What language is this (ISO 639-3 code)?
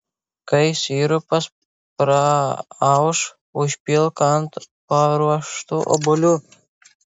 lit